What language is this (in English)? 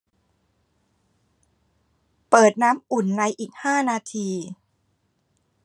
Thai